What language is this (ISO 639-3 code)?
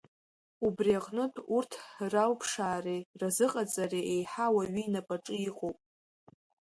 abk